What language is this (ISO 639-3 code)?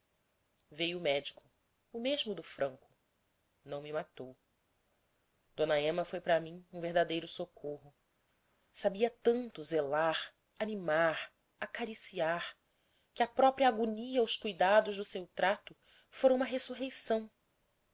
por